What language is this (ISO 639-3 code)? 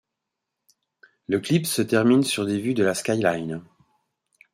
fra